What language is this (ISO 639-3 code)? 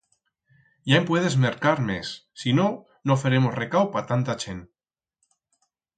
arg